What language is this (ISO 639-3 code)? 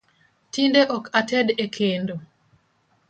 luo